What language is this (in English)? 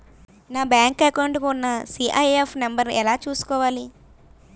Telugu